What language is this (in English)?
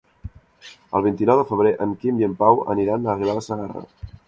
Catalan